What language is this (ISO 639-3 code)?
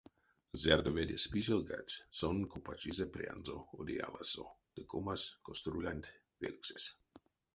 myv